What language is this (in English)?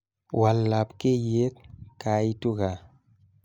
Kalenjin